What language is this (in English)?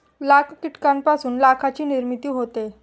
Marathi